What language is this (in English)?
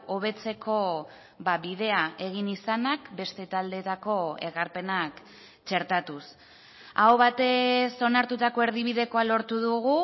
Basque